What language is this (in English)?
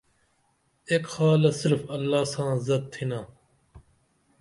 Dameli